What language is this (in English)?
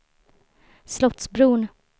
Swedish